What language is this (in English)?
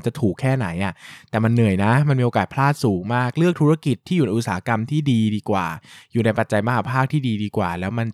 Thai